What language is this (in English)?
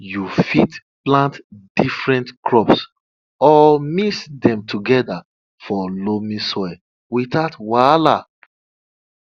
Nigerian Pidgin